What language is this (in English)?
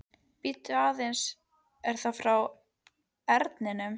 Icelandic